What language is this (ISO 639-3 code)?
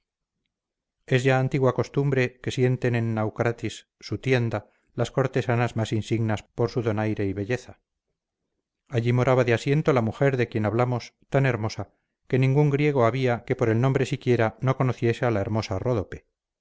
spa